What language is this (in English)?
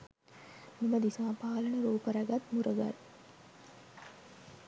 Sinhala